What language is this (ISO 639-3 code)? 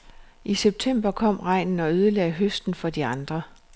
dan